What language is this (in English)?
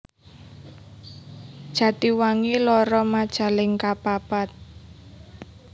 Javanese